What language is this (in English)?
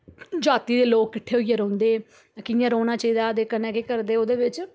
Dogri